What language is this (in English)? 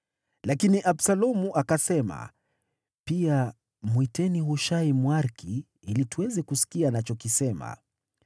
Swahili